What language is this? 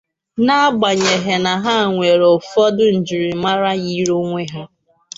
Igbo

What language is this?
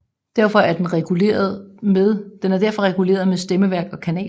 Danish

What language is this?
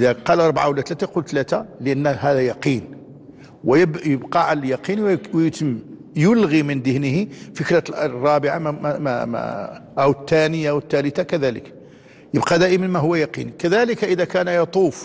Arabic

